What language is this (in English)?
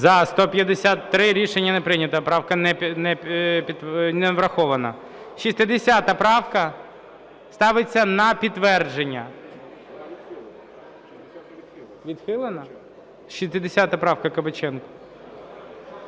Ukrainian